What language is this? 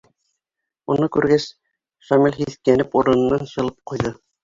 Bashkir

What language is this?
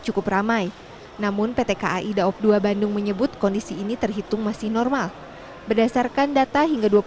Indonesian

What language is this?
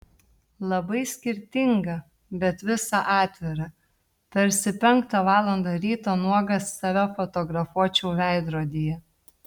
Lithuanian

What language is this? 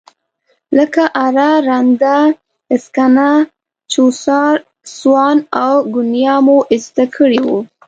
Pashto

